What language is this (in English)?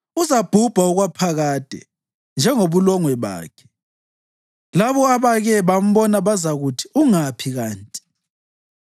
North Ndebele